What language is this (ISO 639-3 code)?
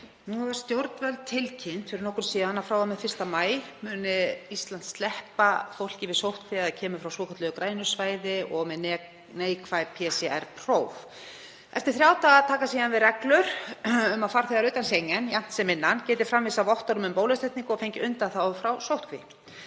isl